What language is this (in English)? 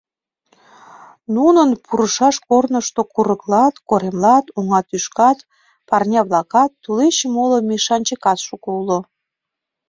Mari